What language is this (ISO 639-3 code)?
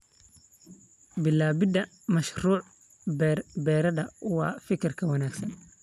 som